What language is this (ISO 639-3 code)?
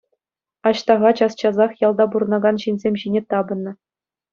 chv